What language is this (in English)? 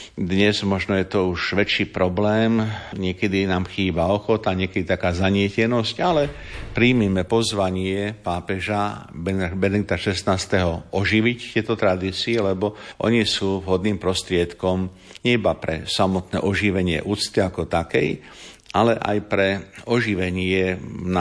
Slovak